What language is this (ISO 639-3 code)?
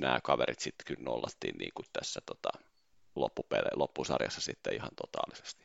fin